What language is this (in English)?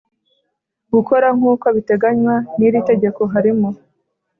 Kinyarwanda